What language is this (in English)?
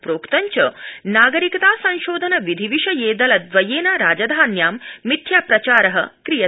Sanskrit